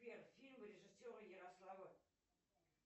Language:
Russian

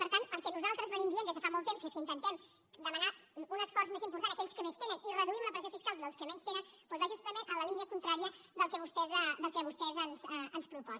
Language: Catalan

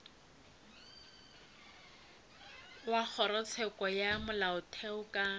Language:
Northern Sotho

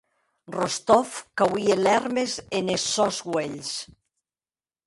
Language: Occitan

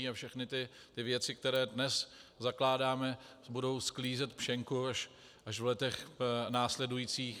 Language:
Czech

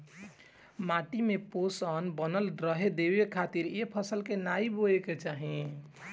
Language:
Bhojpuri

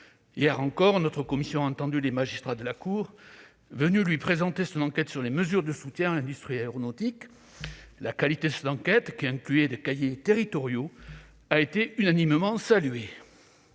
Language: French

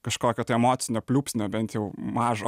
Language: Lithuanian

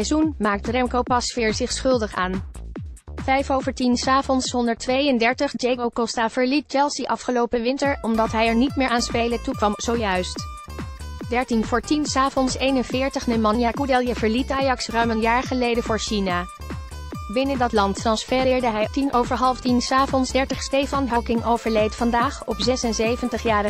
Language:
Dutch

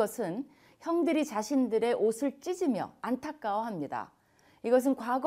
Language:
Korean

